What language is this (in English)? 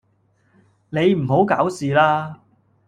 Cantonese